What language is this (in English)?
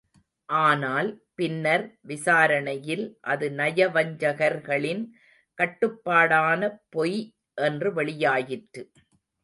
Tamil